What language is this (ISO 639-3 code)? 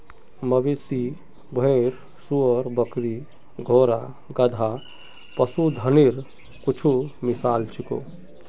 mag